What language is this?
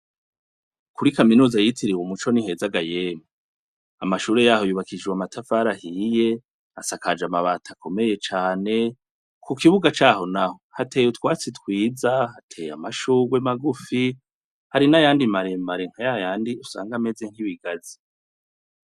Rundi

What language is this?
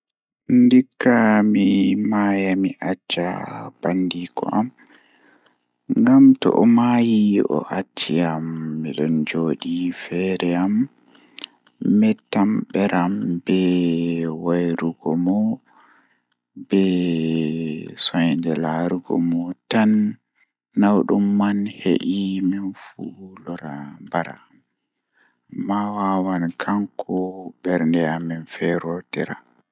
Fula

